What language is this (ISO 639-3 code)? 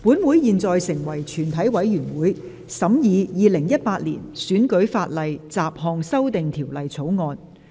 yue